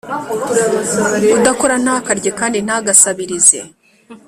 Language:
Kinyarwanda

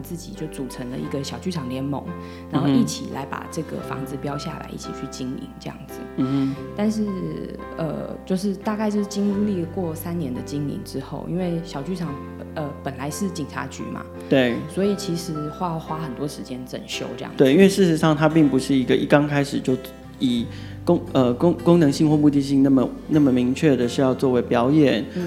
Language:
Chinese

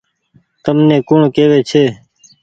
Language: Goaria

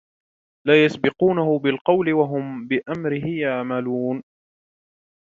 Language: Arabic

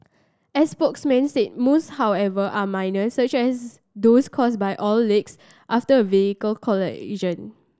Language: English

